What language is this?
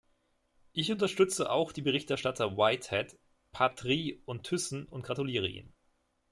German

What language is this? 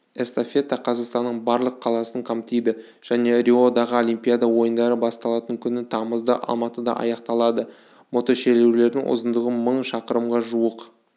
Kazakh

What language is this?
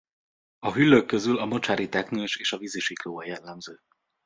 Hungarian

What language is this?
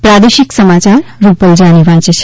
Gujarati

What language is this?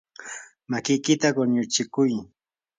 Yanahuanca Pasco Quechua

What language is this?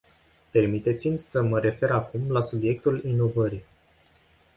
Romanian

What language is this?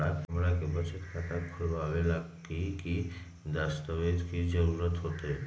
Magahi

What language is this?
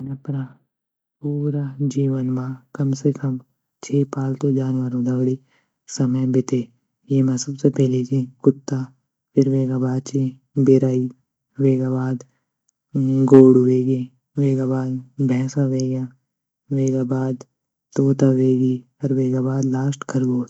Garhwali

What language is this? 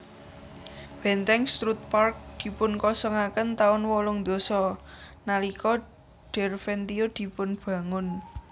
Javanese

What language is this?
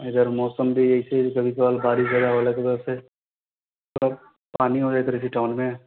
Maithili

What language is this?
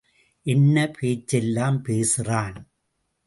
Tamil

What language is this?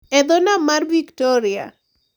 Luo (Kenya and Tanzania)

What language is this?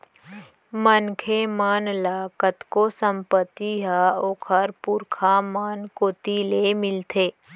Chhattisgarhi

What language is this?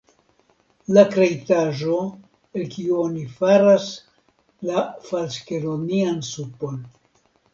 Esperanto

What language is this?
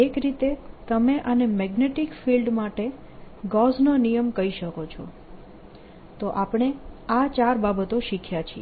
Gujarati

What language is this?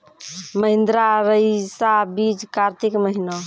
Maithili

